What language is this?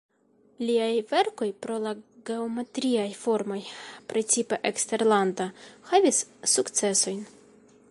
Esperanto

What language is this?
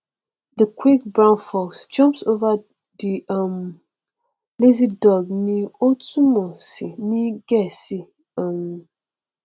Yoruba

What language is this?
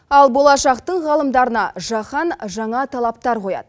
Kazakh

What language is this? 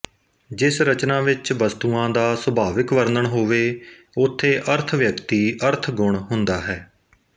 Punjabi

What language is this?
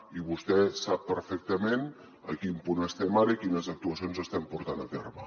Catalan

